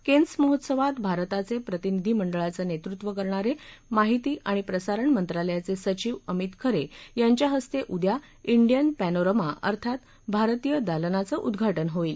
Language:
Marathi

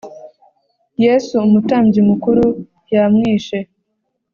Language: Kinyarwanda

